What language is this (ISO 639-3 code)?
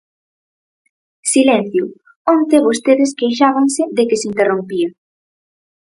glg